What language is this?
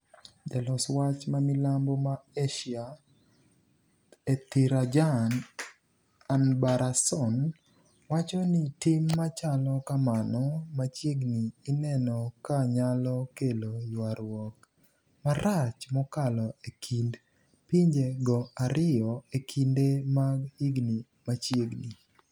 Luo (Kenya and Tanzania)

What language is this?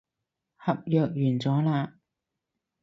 Cantonese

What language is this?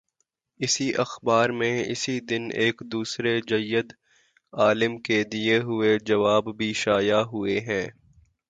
Urdu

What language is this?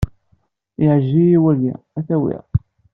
Kabyle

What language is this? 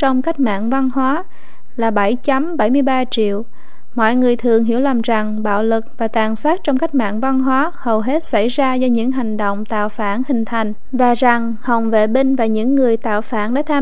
Vietnamese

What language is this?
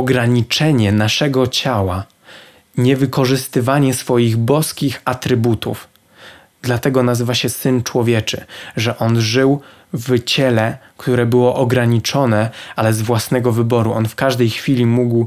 Polish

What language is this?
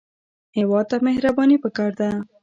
Pashto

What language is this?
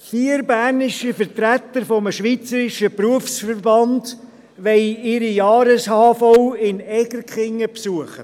Swiss German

